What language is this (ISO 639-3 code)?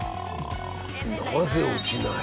jpn